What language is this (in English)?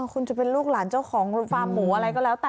Thai